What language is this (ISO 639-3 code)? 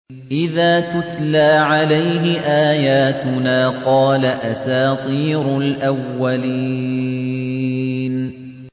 ara